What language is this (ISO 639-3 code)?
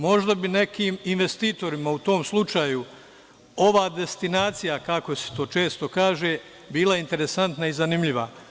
srp